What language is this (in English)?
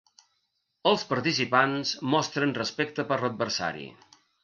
Catalan